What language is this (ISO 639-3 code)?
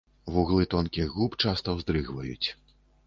bel